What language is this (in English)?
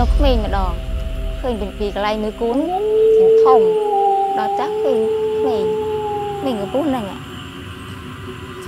Vietnamese